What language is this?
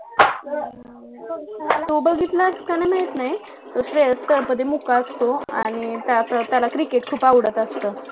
Marathi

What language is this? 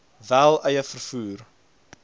Afrikaans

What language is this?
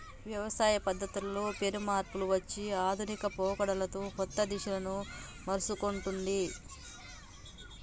Telugu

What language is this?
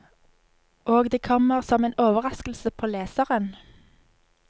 Norwegian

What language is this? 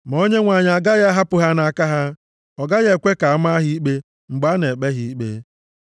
Igbo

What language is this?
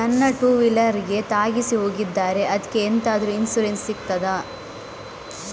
Kannada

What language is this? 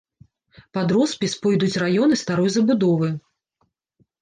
Belarusian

